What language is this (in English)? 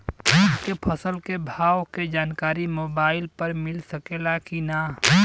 Bhojpuri